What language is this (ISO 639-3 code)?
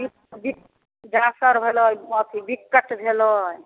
mai